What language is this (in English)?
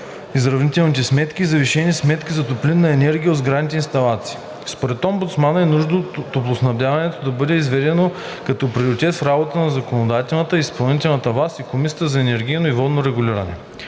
Bulgarian